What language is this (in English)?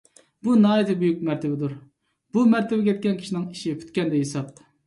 Uyghur